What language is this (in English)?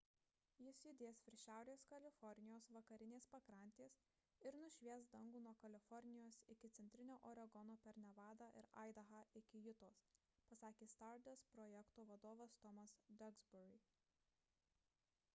Lithuanian